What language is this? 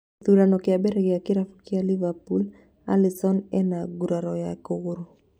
Kikuyu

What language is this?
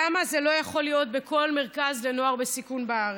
Hebrew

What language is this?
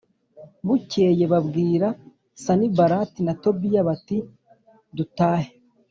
Kinyarwanda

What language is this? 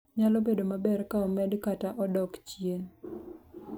Luo (Kenya and Tanzania)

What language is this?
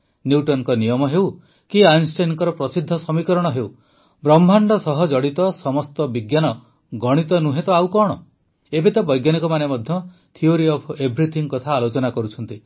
Odia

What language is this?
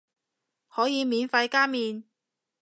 Cantonese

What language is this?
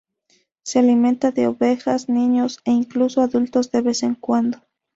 Spanish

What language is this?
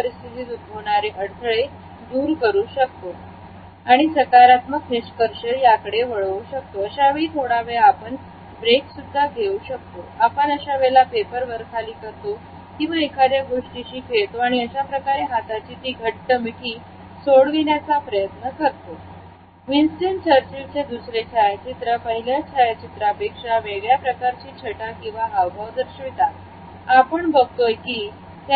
Marathi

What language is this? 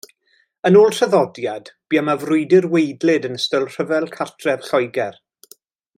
Welsh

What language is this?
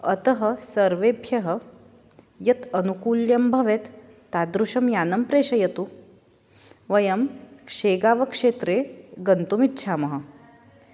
Sanskrit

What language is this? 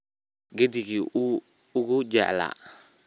Somali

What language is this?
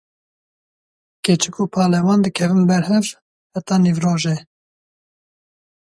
Kurdish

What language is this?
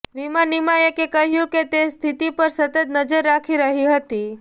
Gujarati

